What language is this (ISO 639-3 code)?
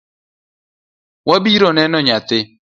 luo